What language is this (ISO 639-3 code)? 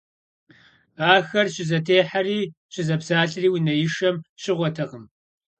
kbd